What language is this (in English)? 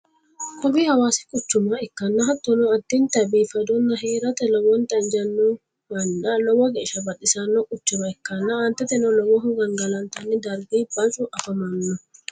Sidamo